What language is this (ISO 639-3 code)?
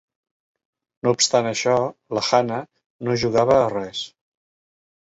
cat